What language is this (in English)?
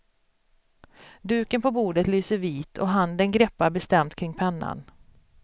Swedish